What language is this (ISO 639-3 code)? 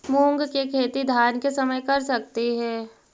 mag